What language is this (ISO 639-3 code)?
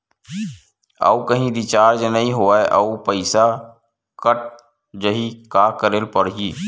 hne